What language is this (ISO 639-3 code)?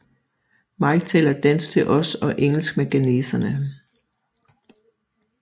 dan